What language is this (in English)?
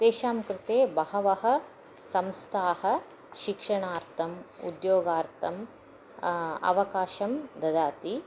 Sanskrit